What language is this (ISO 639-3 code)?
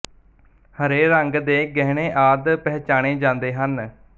pan